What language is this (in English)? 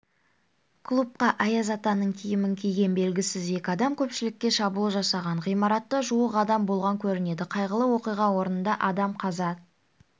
Kazakh